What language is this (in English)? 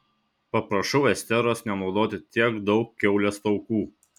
Lithuanian